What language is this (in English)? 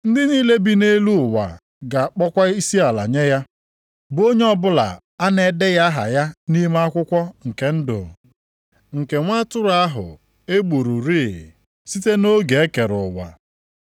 Igbo